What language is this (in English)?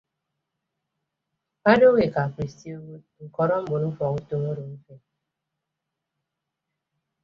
Ibibio